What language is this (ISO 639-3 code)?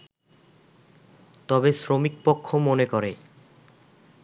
ben